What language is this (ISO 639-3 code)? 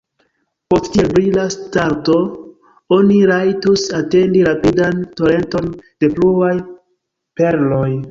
epo